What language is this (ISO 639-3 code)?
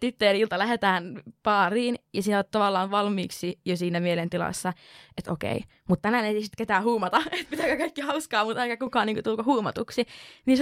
fin